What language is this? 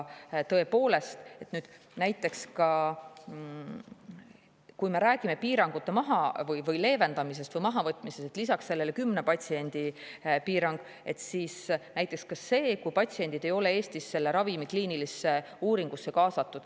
Estonian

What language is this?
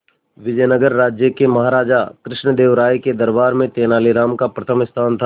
Hindi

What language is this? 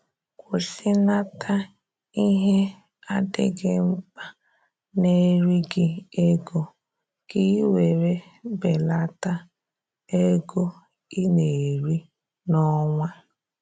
Igbo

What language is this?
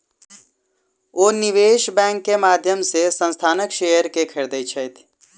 Maithili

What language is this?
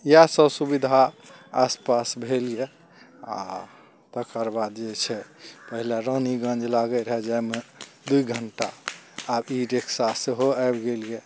Maithili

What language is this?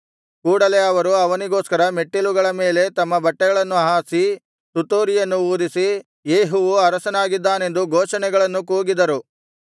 Kannada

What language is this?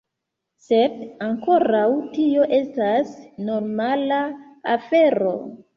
Esperanto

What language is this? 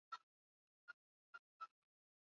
Swahili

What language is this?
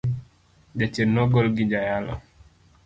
Luo (Kenya and Tanzania)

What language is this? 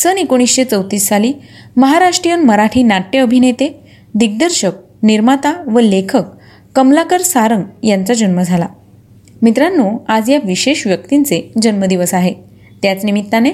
Marathi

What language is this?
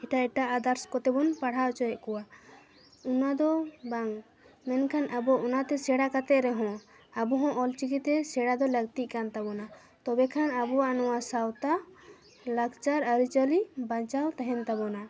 Santali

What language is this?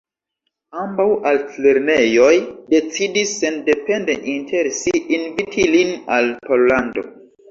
Esperanto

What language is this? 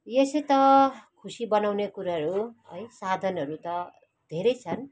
Nepali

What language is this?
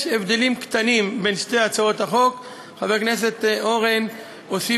Hebrew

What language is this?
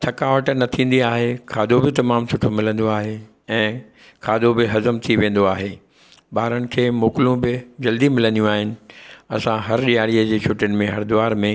Sindhi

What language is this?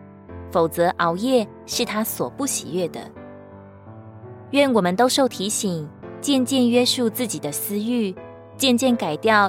Chinese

